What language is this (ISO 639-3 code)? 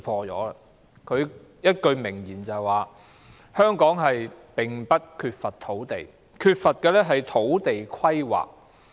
yue